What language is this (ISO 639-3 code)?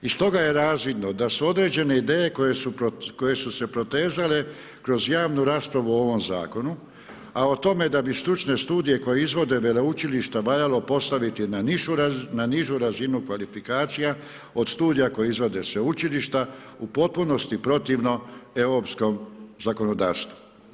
hrv